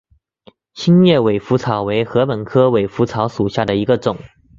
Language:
Chinese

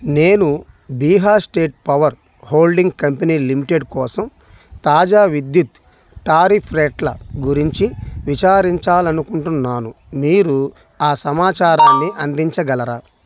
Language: Telugu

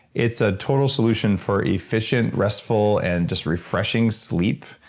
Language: English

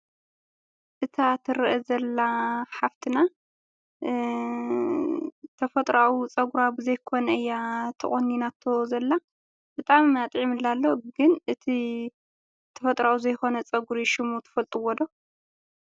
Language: Tigrinya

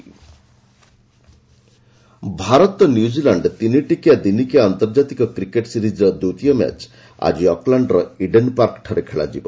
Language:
Odia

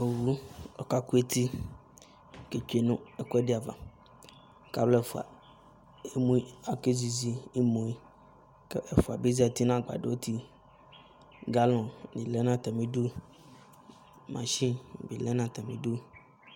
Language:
Ikposo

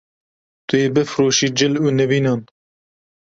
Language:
Kurdish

